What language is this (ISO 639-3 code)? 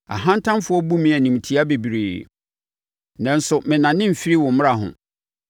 aka